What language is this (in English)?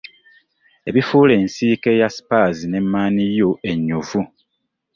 Ganda